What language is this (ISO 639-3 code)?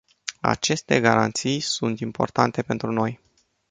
ron